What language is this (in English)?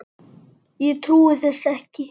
Icelandic